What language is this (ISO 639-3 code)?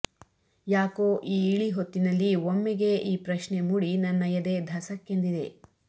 kan